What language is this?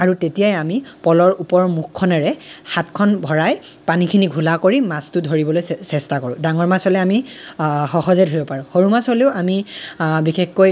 Assamese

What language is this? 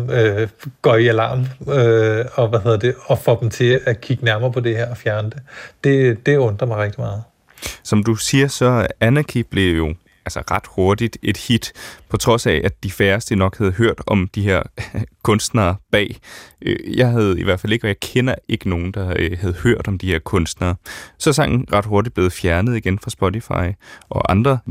Danish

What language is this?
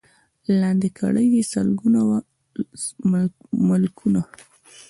Pashto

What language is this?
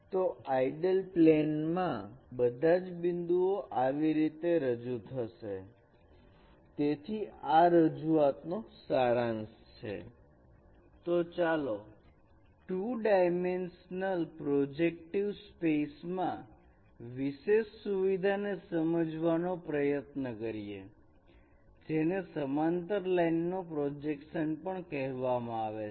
Gujarati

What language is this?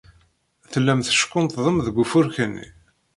Kabyle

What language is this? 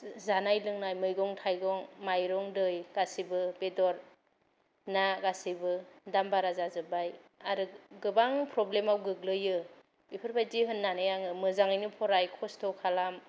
Bodo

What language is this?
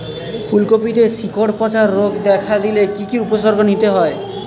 Bangla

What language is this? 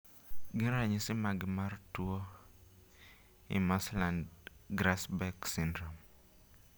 Luo (Kenya and Tanzania)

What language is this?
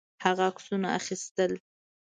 Pashto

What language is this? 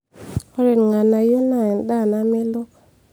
Masai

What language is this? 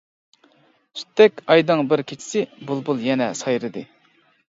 Uyghur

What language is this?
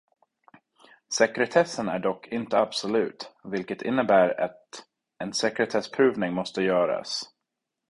Swedish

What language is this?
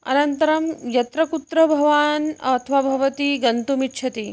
Sanskrit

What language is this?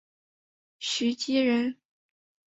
Chinese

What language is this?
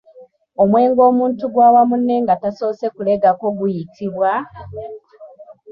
Ganda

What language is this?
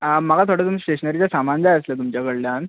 Konkani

